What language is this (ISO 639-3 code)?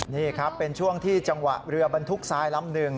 tha